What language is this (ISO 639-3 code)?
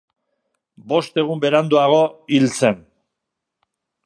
eus